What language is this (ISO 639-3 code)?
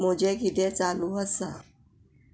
kok